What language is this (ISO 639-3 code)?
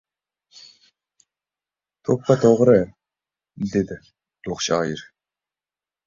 uzb